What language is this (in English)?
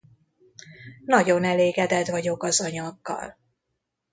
Hungarian